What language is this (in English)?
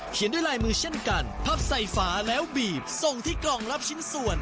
Thai